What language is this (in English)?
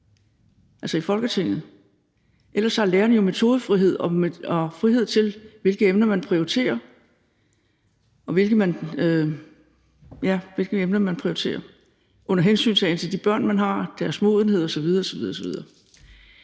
Danish